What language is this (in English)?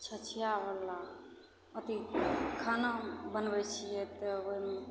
Maithili